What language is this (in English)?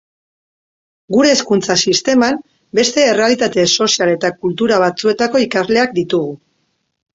Basque